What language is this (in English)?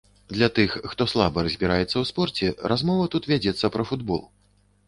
Belarusian